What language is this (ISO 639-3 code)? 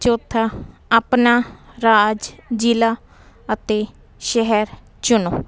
pan